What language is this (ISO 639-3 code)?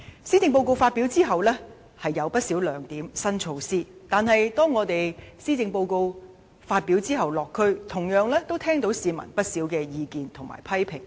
yue